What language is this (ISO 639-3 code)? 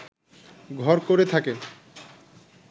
ben